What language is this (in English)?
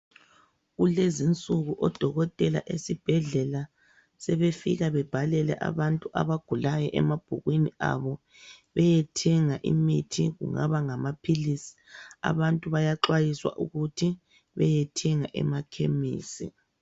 North Ndebele